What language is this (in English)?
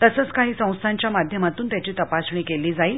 Marathi